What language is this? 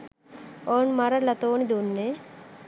Sinhala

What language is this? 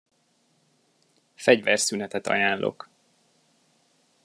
Hungarian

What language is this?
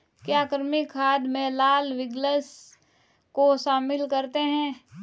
Hindi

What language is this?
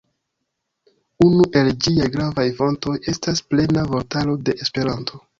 Esperanto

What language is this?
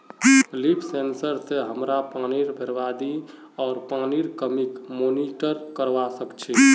Magahi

